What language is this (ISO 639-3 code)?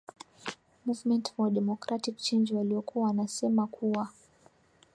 swa